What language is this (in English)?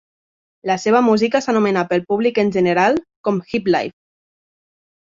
Catalan